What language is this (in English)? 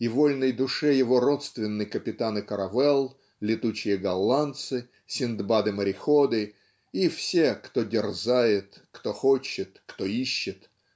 Russian